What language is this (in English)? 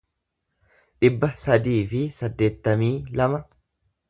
Oromo